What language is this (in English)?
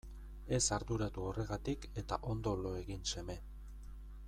Basque